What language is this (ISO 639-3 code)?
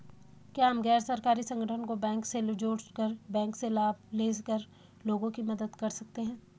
hin